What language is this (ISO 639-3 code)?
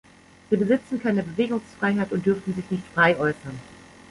deu